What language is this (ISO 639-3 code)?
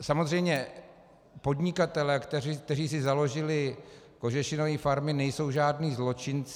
ces